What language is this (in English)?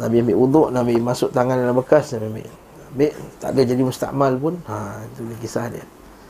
Malay